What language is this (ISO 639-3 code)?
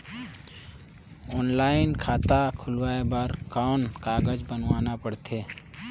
hne